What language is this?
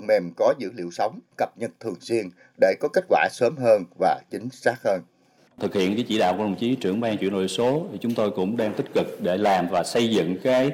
Vietnamese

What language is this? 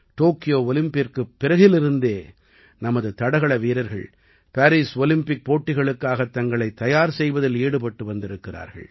Tamil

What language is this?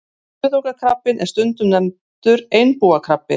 Icelandic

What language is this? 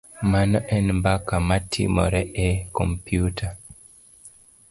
Luo (Kenya and Tanzania)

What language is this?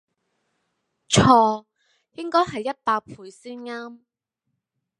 Cantonese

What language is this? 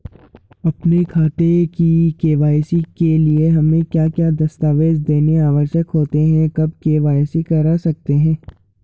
Hindi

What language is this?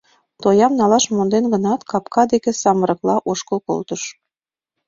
Mari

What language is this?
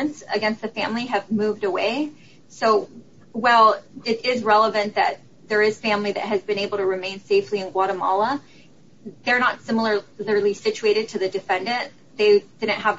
English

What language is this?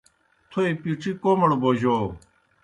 Kohistani Shina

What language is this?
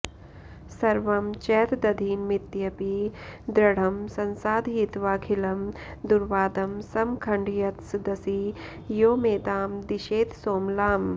Sanskrit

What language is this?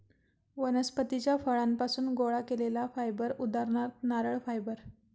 Marathi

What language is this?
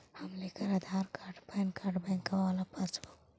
Magahi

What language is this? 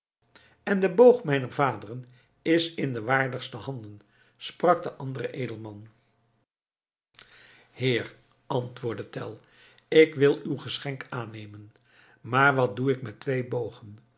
Dutch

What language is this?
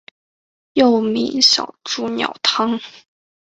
Chinese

